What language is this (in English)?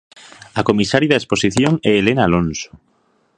Galician